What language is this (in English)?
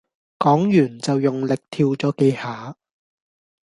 Cantonese